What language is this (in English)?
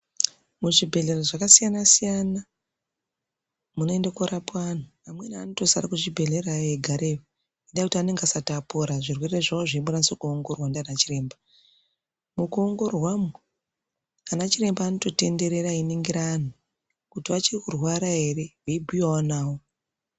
Ndau